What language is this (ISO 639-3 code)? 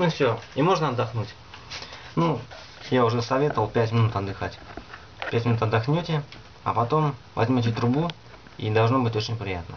rus